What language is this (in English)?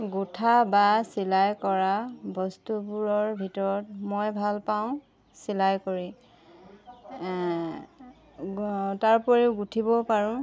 Assamese